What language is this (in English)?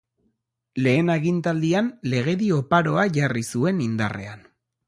Basque